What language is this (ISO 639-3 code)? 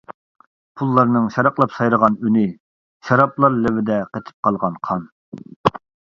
uig